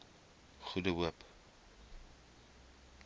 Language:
Afrikaans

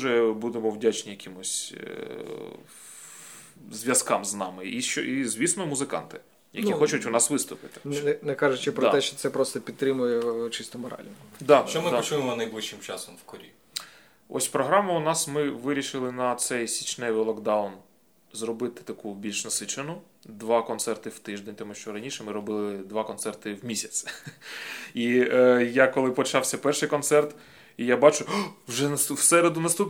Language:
Ukrainian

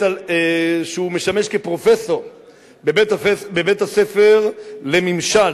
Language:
Hebrew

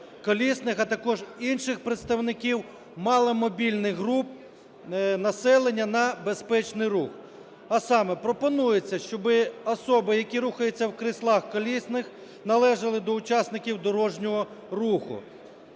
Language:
Ukrainian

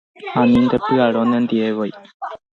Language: Guarani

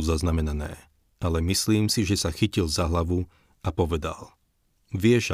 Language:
Slovak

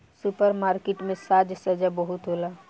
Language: Bhojpuri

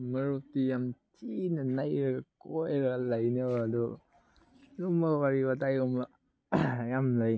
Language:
Manipuri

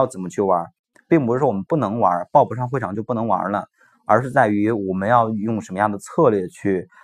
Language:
Chinese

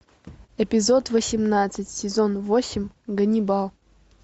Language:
Russian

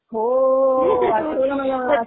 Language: Marathi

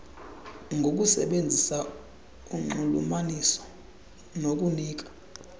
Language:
Xhosa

